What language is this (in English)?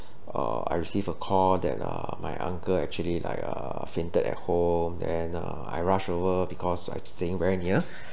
English